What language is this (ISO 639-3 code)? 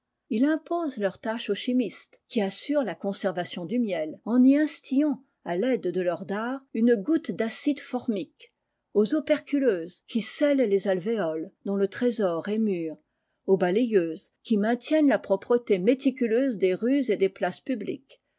fra